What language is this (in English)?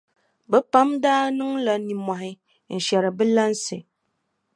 Dagbani